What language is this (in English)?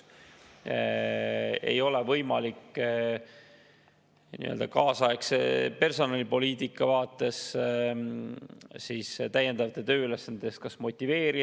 Estonian